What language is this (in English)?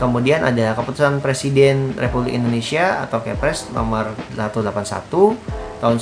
Indonesian